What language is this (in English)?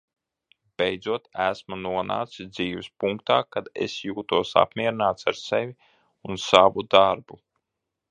Latvian